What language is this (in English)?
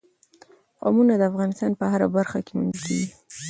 Pashto